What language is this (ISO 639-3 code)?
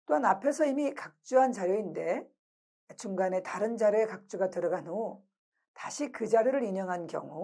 kor